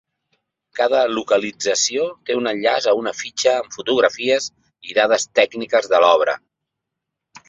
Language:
Catalan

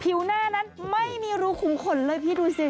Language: Thai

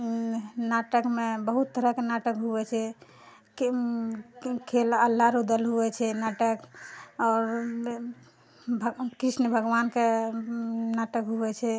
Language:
Maithili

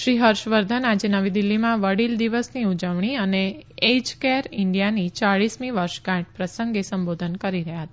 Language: Gujarati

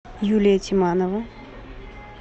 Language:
Russian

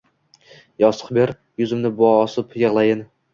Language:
Uzbek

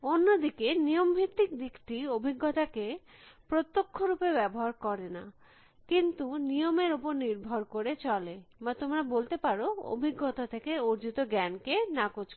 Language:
Bangla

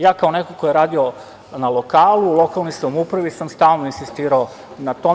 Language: Serbian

